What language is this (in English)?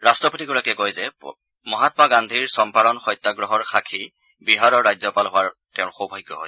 Assamese